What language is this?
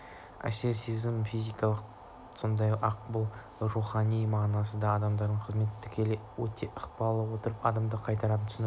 Kazakh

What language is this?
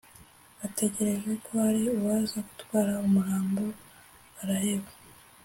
Kinyarwanda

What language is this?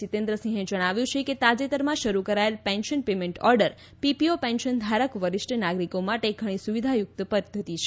Gujarati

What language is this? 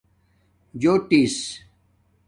Domaaki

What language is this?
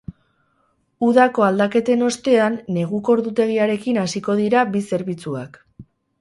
Basque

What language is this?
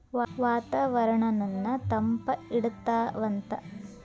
Kannada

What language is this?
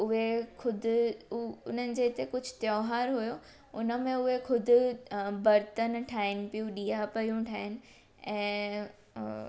Sindhi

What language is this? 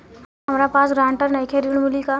Bhojpuri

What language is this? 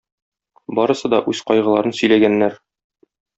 Tatar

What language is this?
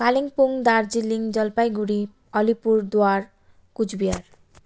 Nepali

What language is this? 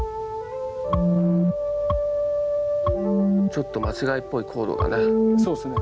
Japanese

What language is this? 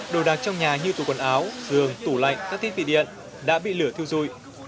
Vietnamese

